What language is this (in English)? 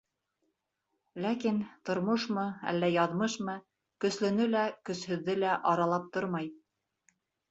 Bashkir